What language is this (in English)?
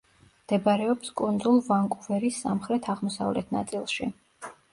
Georgian